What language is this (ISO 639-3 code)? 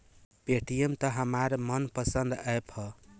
bho